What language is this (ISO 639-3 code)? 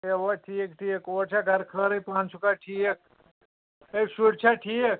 kas